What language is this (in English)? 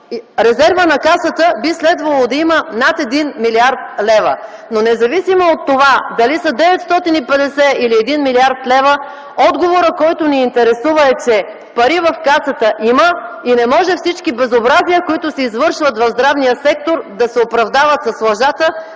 Bulgarian